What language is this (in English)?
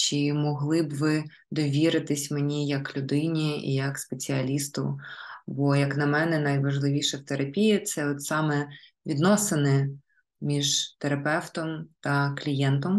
Ukrainian